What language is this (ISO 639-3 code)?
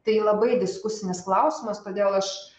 lit